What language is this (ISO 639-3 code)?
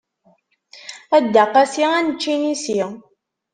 kab